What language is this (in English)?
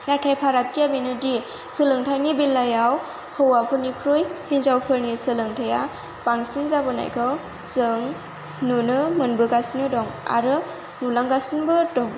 Bodo